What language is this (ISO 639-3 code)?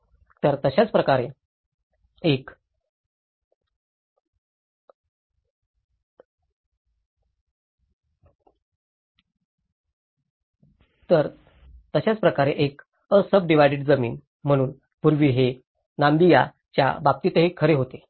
mar